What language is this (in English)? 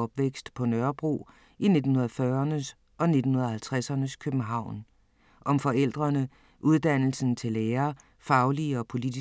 Danish